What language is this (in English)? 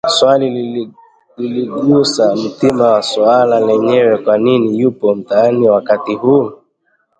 Swahili